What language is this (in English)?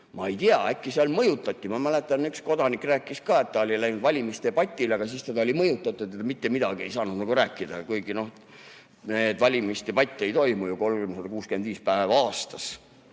Estonian